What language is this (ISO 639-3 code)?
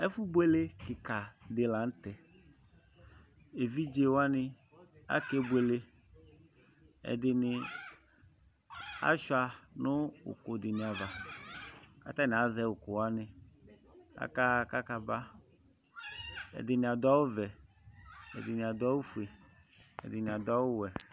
kpo